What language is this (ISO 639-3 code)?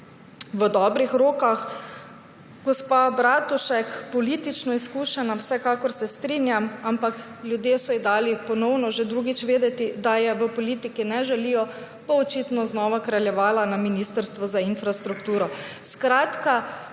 slv